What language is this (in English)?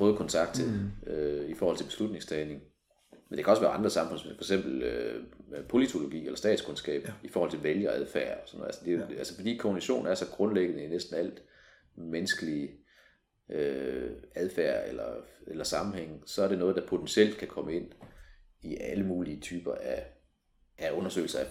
Danish